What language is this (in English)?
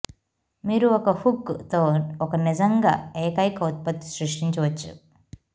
Telugu